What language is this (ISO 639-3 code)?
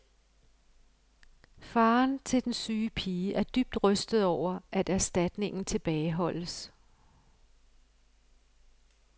dan